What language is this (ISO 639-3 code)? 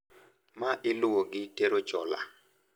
luo